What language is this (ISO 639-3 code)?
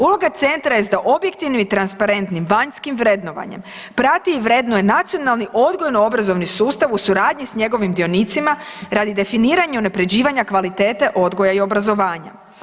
hrv